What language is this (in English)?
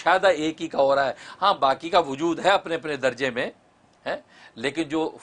Urdu